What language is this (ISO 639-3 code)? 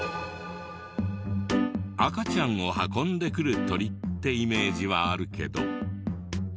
jpn